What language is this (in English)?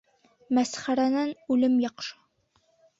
Bashkir